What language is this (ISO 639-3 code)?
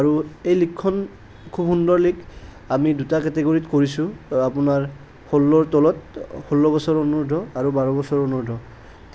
asm